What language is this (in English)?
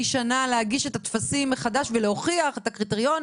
Hebrew